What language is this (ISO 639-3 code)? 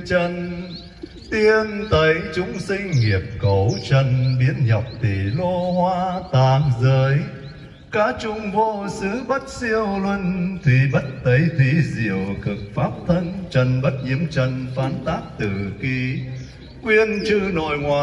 vie